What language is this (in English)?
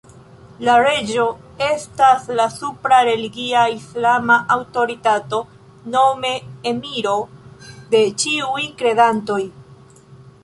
Esperanto